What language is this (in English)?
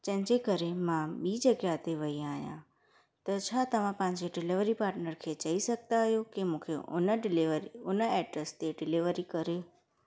Sindhi